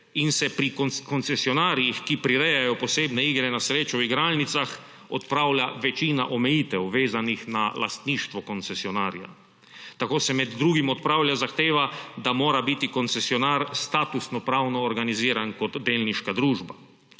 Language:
Slovenian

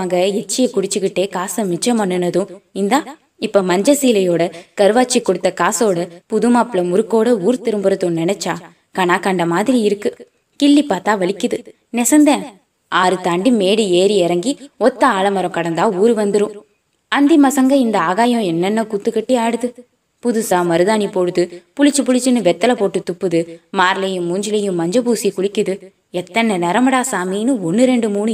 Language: Tamil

